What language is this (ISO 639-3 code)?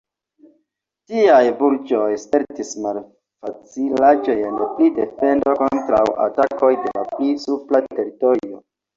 epo